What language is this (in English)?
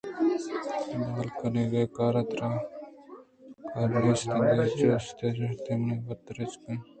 Eastern Balochi